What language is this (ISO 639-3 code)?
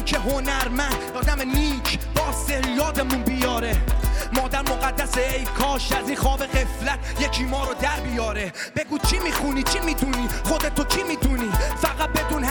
fas